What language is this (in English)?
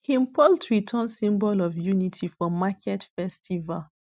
Nigerian Pidgin